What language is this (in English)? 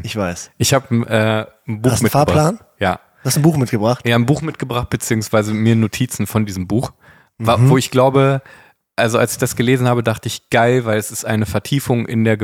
German